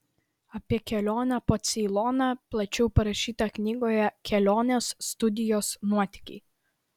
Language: Lithuanian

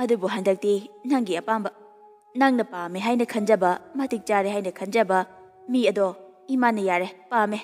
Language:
Korean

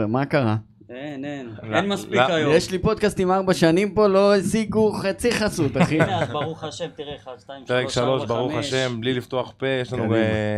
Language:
Hebrew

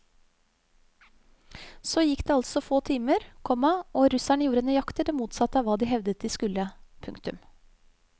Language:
Norwegian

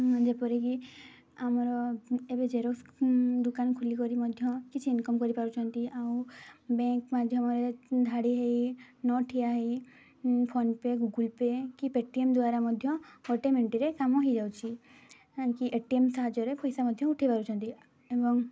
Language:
Odia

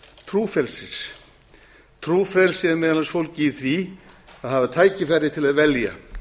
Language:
Icelandic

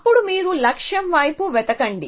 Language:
Telugu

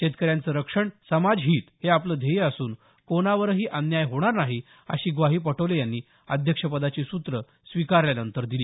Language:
Marathi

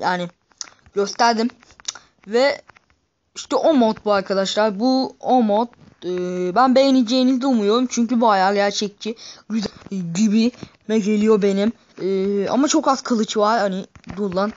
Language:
Turkish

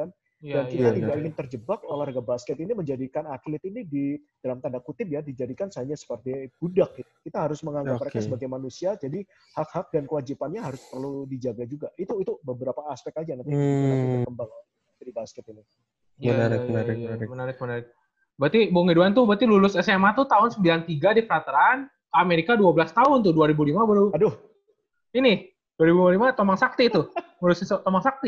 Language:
Indonesian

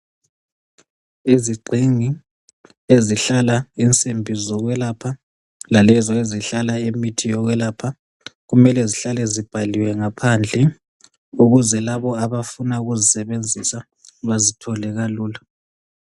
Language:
North Ndebele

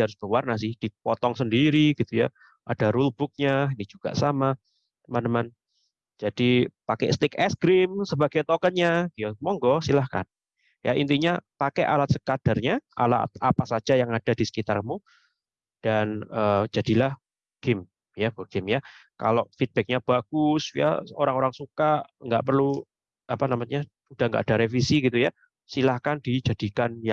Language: Indonesian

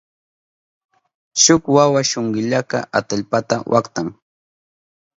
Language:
Southern Pastaza Quechua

